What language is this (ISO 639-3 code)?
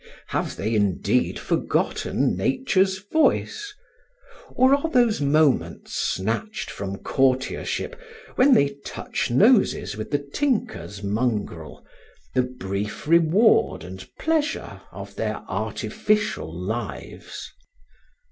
eng